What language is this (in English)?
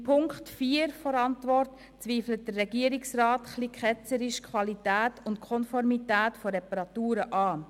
Swiss German